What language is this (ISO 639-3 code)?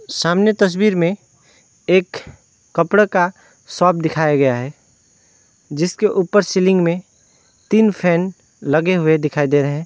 hin